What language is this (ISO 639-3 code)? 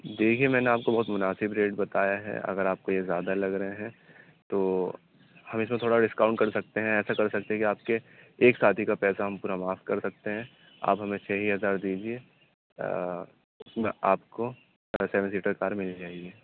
urd